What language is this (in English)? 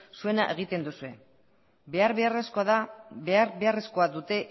Basque